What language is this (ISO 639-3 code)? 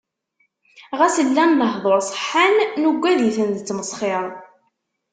kab